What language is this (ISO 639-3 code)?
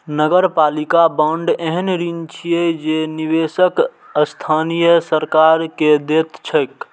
mai